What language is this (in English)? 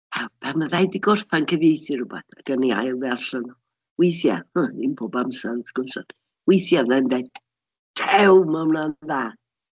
Welsh